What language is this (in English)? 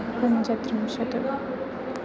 Sanskrit